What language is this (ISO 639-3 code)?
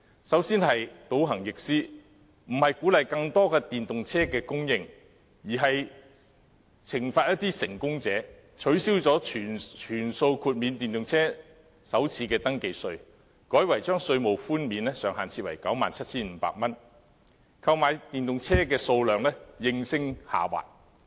yue